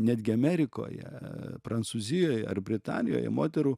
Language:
Lithuanian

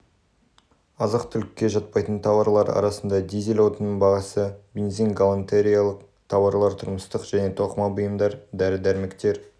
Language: Kazakh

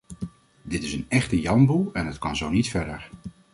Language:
Dutch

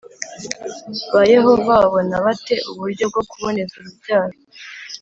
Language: Kinyarwanda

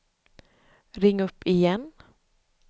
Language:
Swedish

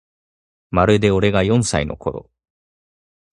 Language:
Japanese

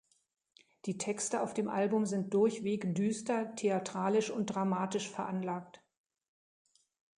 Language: German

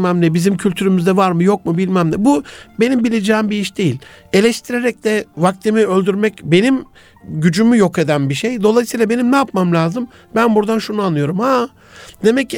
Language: Turkish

